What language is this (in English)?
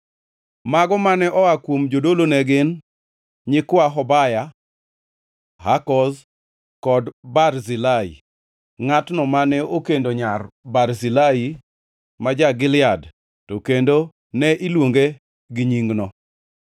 Luo (Kenya and Tanzania)